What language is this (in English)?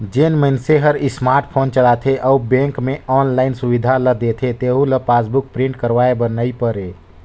Chhattisgarhi